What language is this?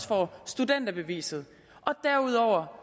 Danish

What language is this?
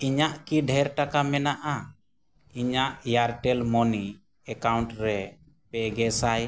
Santali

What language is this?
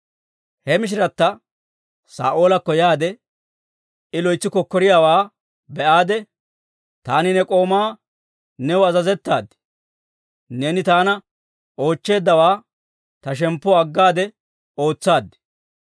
Dawro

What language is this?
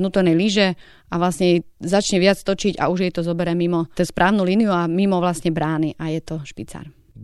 Slovak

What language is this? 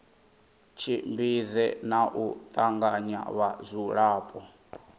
Venda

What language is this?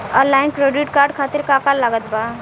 Bhojpuri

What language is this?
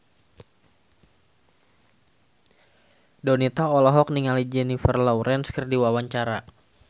Sundanese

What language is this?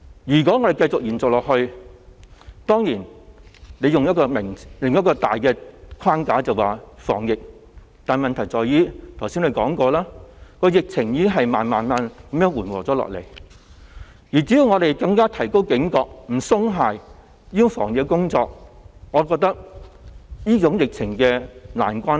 Cantonese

